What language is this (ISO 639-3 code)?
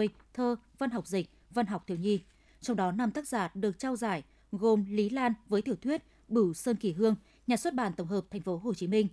vie